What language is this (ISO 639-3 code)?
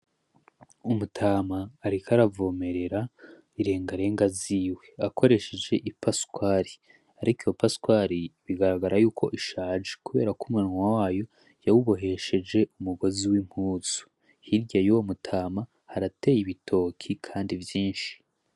run